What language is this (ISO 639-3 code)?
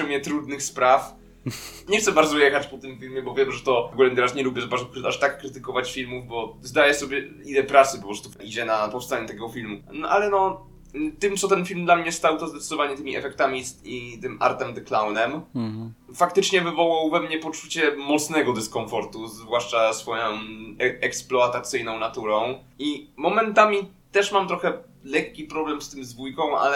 pol